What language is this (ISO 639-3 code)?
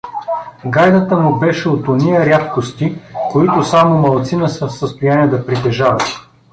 bul